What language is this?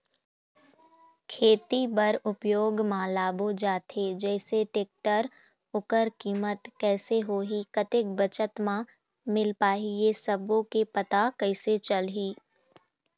Chhattisgarhi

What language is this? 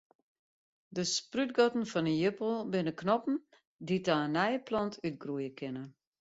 Western Frisian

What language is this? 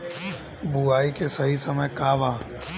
Bhojpuri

